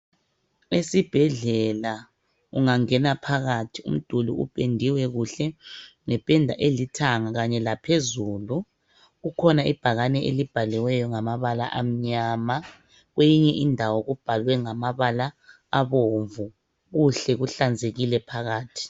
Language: North Ndebele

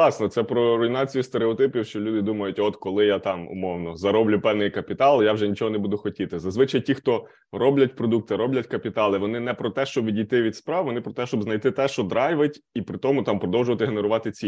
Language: Ukrainian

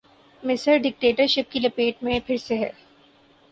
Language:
Urdu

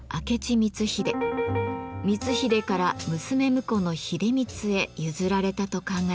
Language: Japanese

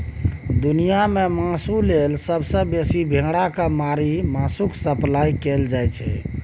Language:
Maithili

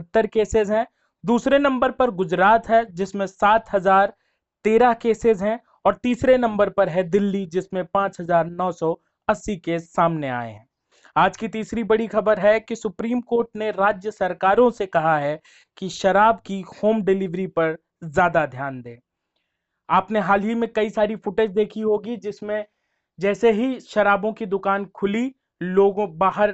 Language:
Hindi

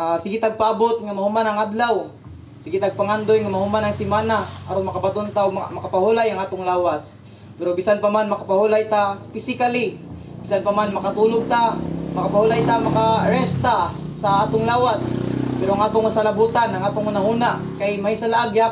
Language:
Filipino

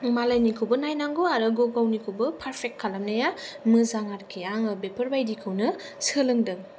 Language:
Bodo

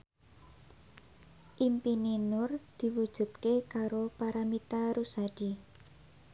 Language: Javanese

